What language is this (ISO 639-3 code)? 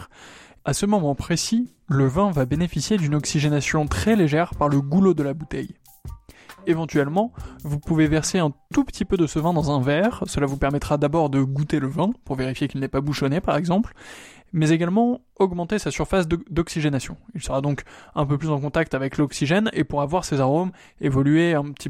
fra